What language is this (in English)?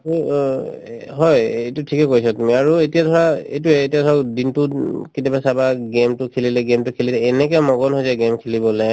Assamese